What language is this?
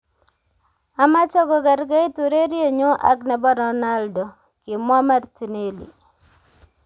Kalenjin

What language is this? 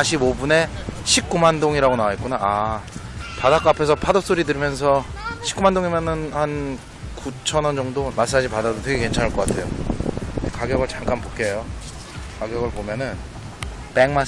Korean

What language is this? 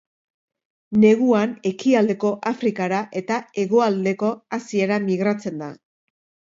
Basque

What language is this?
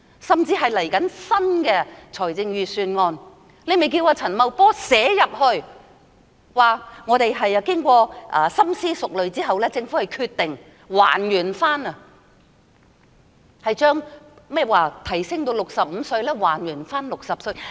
Cantonese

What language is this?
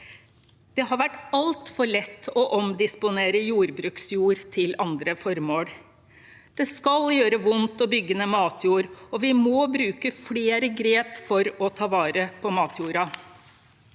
Norwegian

